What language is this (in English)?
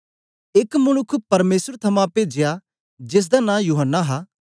Dogri